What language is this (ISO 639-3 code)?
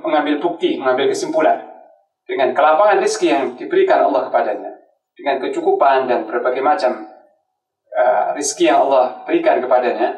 ind